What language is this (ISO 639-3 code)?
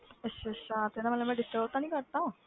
pan